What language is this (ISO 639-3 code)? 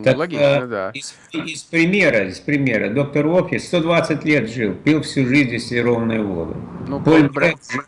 rus